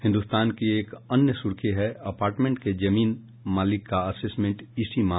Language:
Hindi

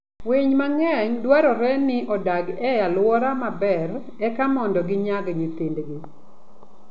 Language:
Luo (Kenya and Tanzania)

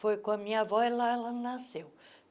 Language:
Portuguese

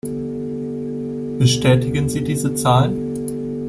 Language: German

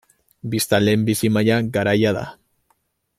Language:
Basque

